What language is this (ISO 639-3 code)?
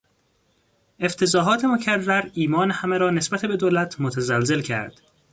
fas